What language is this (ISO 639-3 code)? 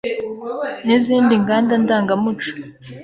kin